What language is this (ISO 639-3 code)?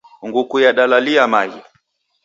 dav